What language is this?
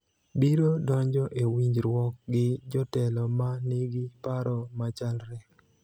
Luo (Kenya and Tanzania)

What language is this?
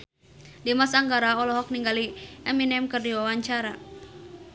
Sundanese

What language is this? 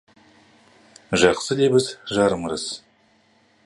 Kazakh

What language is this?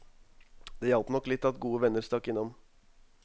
Norwegian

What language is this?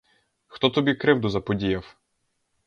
Ukrainian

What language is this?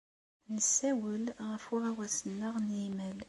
Kabyle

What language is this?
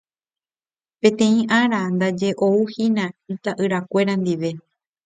Guarani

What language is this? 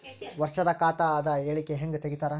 Kannada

